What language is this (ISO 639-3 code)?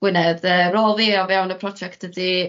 cym